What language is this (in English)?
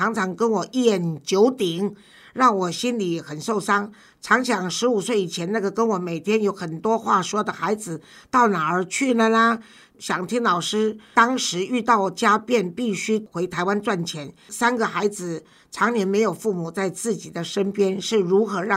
Chinese